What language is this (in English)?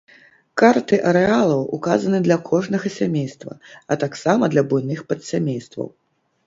Belarusian